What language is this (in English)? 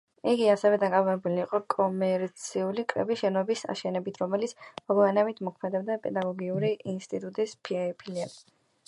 Georgian